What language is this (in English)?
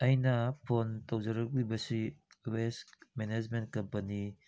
Manipuri